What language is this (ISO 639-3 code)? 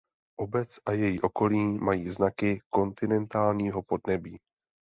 ces